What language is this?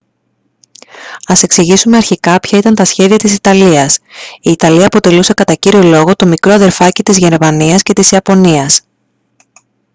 Greek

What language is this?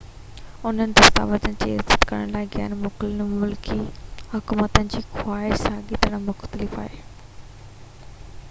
Sindhi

